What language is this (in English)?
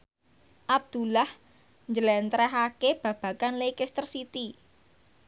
Javanese